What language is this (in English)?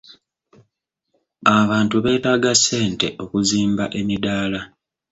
Ganda